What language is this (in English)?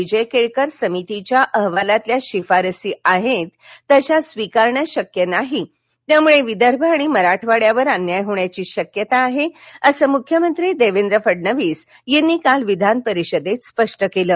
Marathi